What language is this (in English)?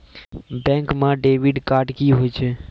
Maithili